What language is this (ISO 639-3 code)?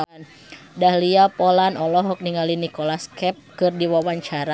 sun